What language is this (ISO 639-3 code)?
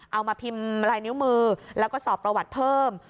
tha